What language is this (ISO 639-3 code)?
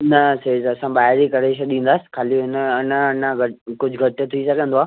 snd